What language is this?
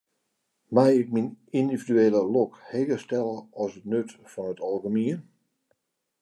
Western Frisian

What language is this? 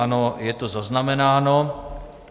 Czech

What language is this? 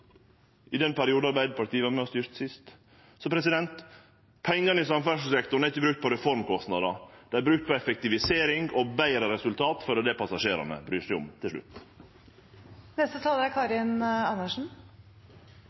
Norwegian Nynorsk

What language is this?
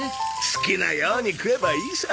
Japanese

